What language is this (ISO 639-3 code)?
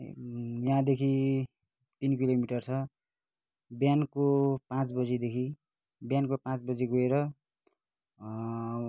nep